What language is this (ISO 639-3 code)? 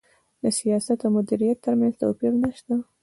pus